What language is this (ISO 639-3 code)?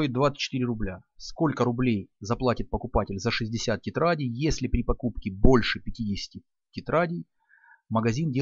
rus